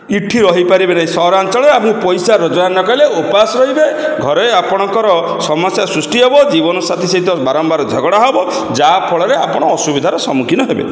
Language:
Odia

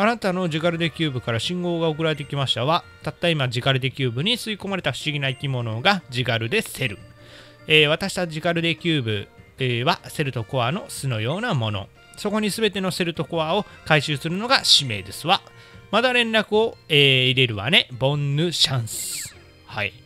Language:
Japanese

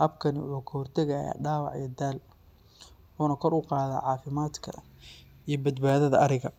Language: Somali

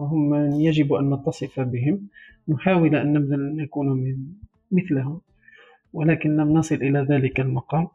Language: Arabic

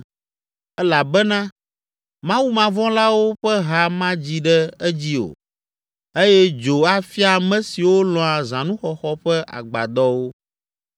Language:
Ewe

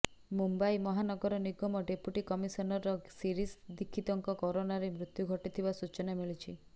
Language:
Odia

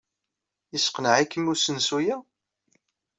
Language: Kabyle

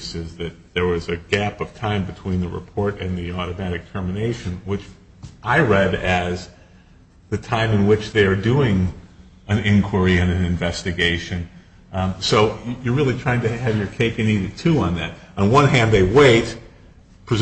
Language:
English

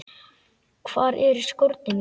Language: Icelandic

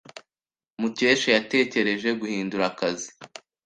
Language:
Kinyarwanda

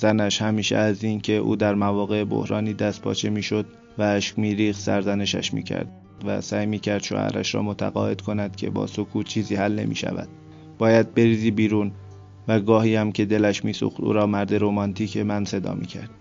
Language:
Persian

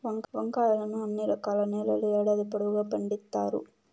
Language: Telugu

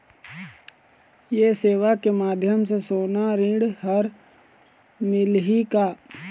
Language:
Chhattisgarhi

